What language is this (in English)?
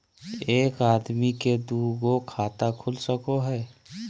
Magahi